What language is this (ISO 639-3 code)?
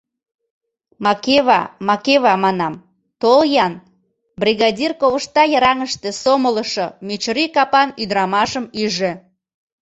chm